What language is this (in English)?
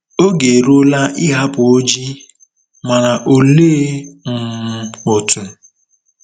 Igbo